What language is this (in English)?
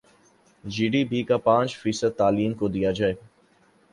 Urdu